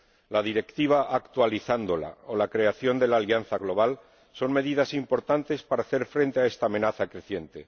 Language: Spanish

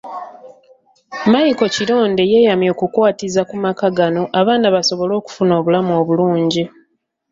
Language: Ganda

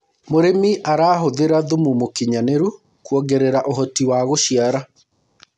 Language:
Kikuyu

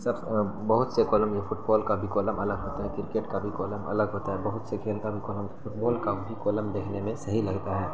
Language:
Urdu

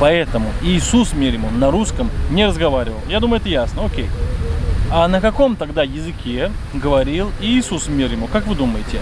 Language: Russian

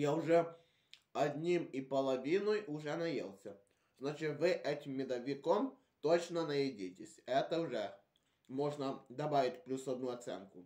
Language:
Russian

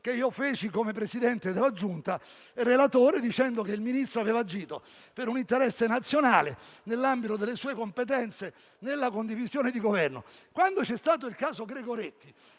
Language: Italian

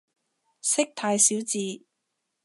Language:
Cantonese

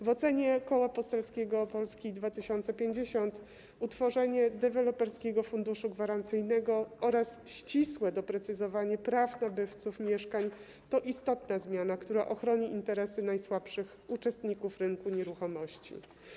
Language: Polish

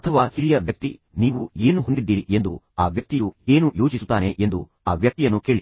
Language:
Kannada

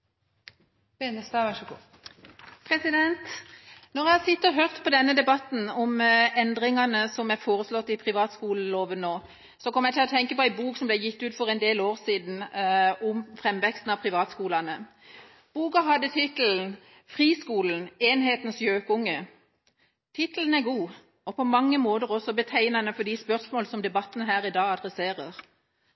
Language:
Norwegian Bokmål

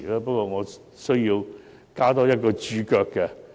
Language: Cantonese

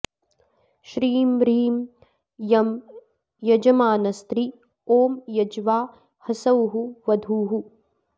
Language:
Sanskrit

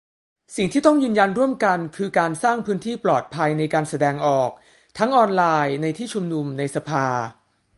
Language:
Thai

